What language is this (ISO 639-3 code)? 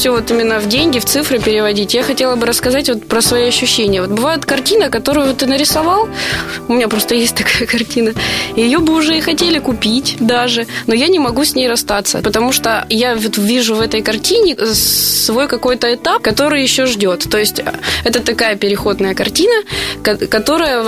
rus